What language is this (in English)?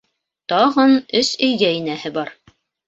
Bashkir